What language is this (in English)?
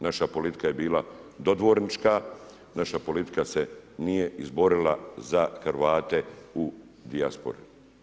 Croatian